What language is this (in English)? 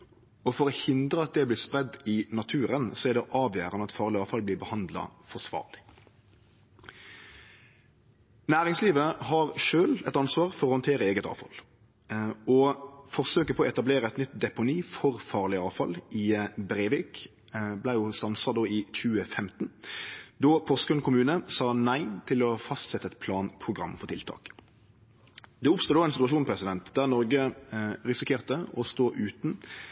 Norwegian Nynorsk